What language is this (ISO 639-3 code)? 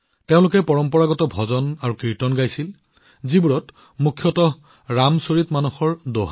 asm